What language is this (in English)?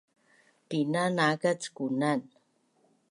Bunun